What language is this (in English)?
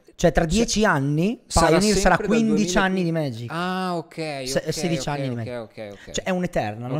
Italian